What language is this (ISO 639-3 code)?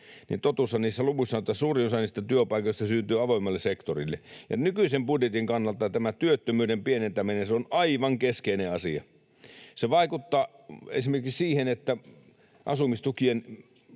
fin